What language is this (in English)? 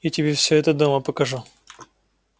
Russian